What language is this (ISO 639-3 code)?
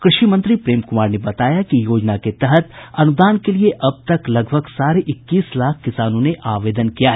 hin